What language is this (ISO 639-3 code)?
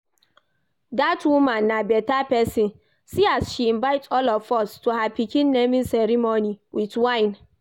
pcm